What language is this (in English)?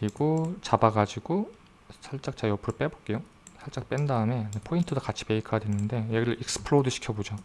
Korean